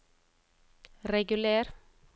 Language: Norwegian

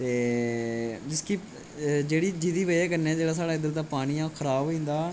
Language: Dogri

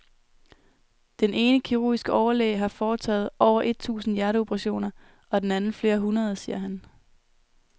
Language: Danish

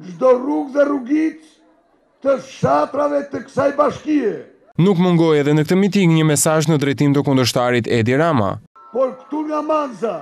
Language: Ukrainian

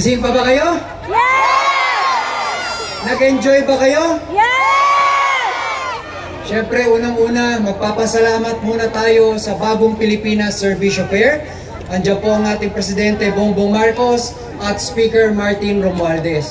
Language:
Filipino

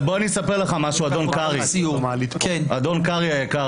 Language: Hebrew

